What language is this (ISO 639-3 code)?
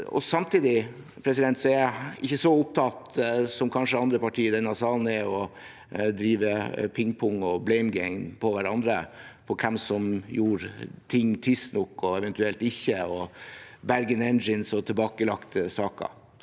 nor